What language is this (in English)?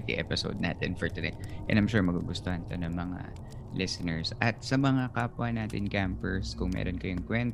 Filipino